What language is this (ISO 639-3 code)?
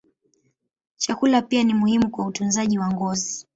swa